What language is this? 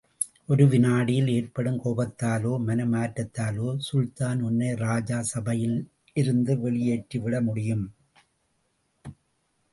Tamil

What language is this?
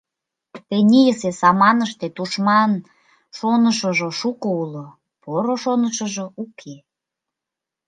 Mari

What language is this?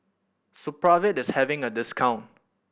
English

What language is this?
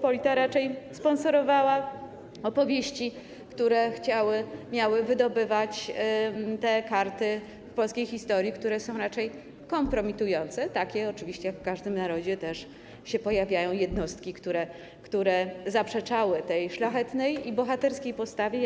Polish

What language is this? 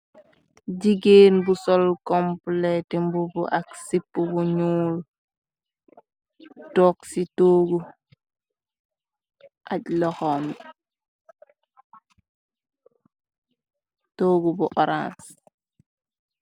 Wolof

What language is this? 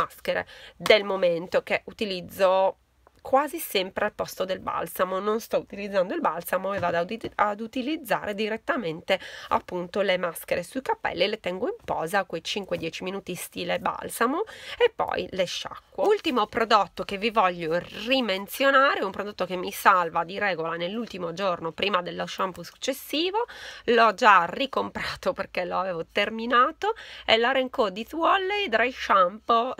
Italian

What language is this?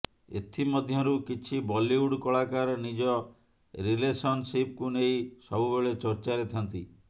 Odia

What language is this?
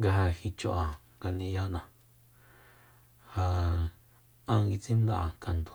Soyaltepec Mazatec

